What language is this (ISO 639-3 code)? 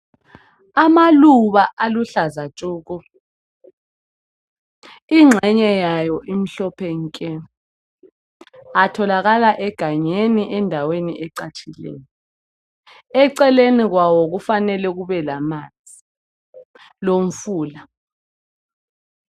nde